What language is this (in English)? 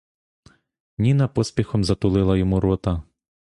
Ukrainian